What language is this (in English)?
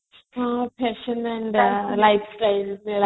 Odia